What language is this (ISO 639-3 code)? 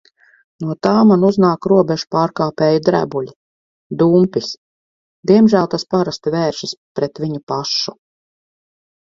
lav